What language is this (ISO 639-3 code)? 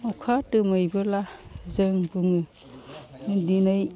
brx